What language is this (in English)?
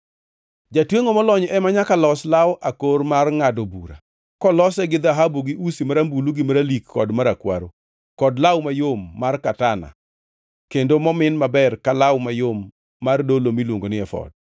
Luo (Kenya and Tanzania)